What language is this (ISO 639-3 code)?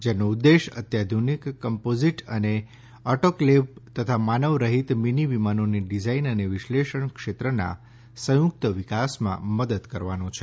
guj